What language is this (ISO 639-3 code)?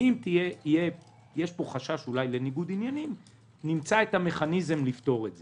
heb